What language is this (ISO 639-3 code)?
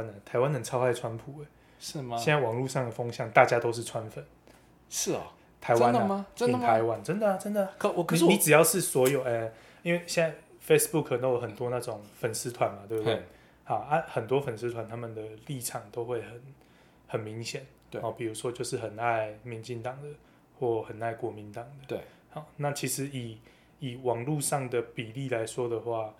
zho